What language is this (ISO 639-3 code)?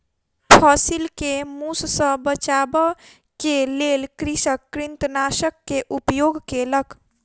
mai